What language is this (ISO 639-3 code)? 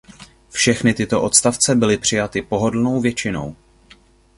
ces